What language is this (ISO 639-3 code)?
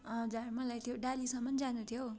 nep